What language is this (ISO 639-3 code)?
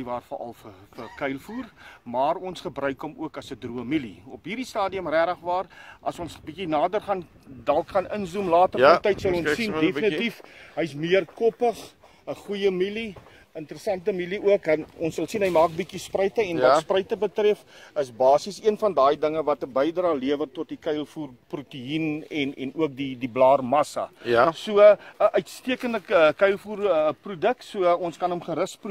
nld